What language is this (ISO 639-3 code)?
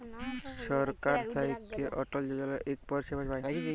ben